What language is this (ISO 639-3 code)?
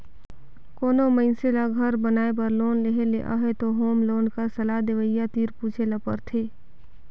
hne